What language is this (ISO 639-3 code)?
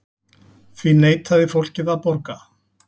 isl